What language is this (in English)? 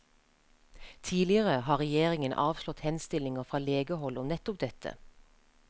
Norwegian